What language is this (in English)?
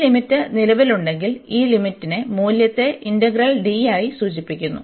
Malayalam